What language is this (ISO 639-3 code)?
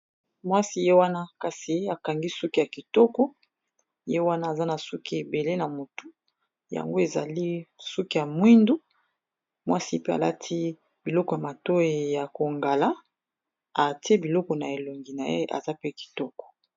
lin